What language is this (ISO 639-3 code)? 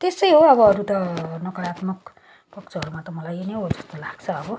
nep